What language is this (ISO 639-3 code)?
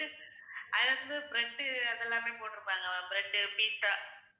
tam